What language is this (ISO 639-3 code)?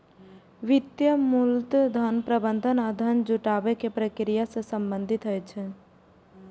mai